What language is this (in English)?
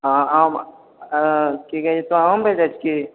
Maithili